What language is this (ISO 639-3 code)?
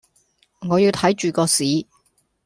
yue